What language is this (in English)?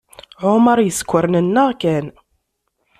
Kabyle